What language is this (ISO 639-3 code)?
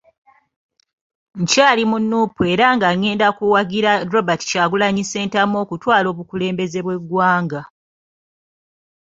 lug